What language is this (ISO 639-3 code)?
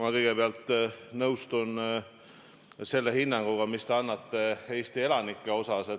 est